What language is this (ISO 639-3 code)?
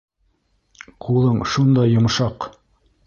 bak